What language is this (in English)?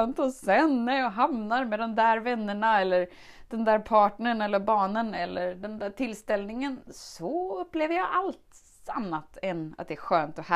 Swedish